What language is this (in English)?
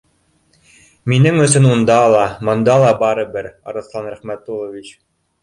Bashkir